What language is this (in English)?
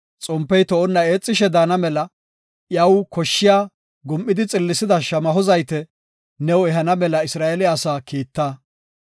Gofa